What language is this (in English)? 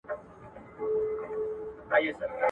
Pashto